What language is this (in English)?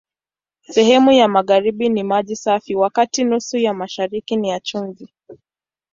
Swahili